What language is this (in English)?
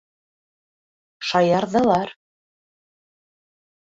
Bashkir